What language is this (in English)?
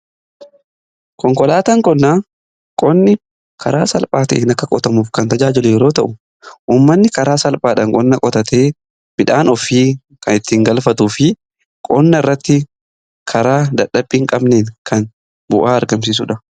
Oromo